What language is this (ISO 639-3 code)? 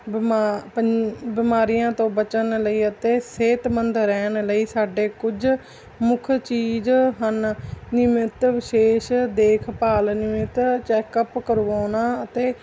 pan